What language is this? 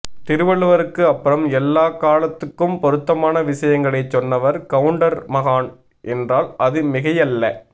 Tamil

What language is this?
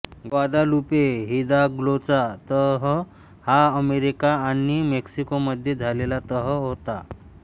Marathi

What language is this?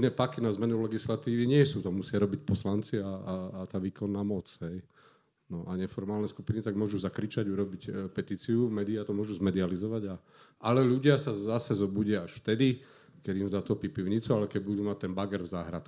Slovak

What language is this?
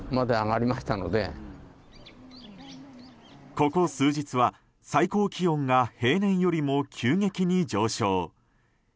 Japanese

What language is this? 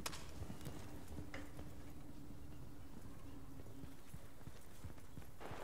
Polish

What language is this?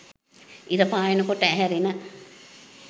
Sinhala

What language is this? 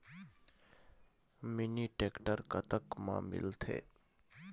Chhattisgarhi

